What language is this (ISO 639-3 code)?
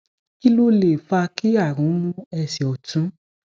yor